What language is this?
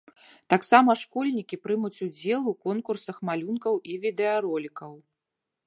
Belarusian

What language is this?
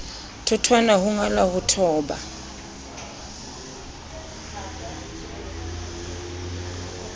Southern Sotho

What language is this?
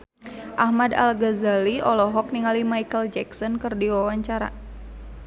Sundanese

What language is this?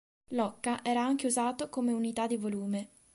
Italian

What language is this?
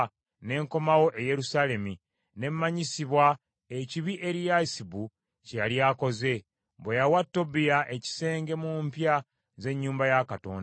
Ganda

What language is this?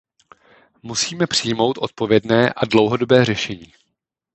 Czech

